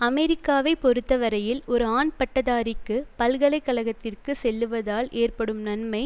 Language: Tamil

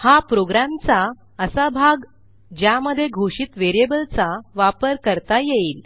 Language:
Marathi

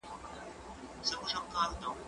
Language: Pashto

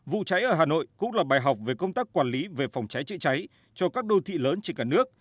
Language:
Vietnamese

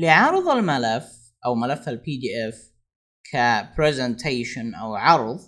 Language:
Arabic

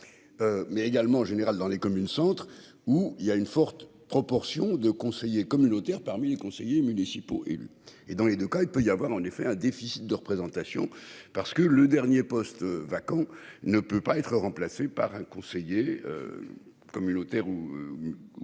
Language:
French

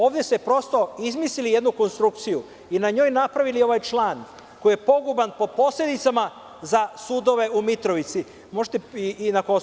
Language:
Serbian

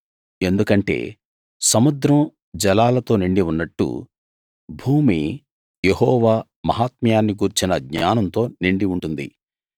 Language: Telugu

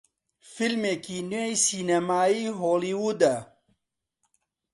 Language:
Central Kurdish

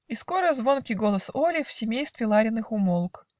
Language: Russian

